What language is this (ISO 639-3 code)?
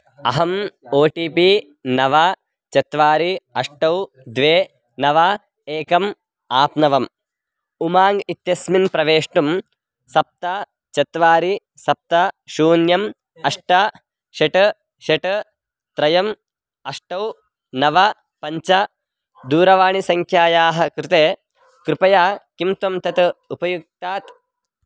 san